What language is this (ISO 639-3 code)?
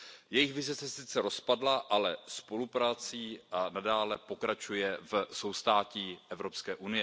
ces